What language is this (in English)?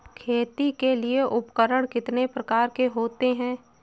Hindi